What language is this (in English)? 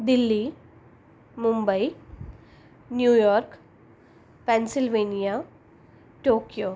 Gujarati